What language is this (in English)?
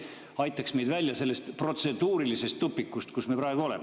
Estonian